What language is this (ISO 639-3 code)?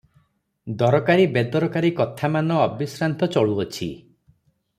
ori